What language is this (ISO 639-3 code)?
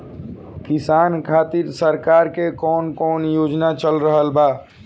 bho